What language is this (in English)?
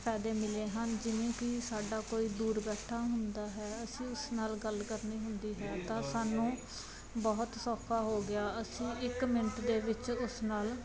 Punjabi